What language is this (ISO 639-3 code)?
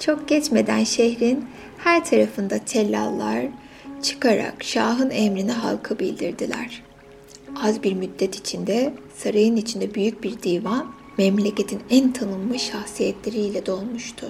tur